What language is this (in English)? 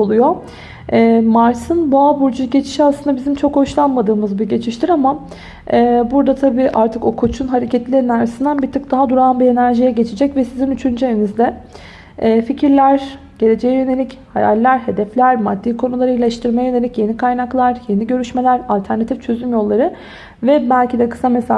Turkish